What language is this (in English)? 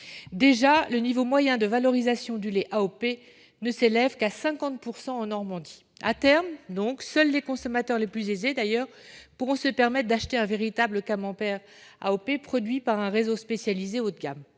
French